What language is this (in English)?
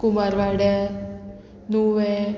Konkani